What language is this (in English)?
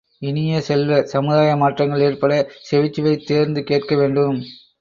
Tamil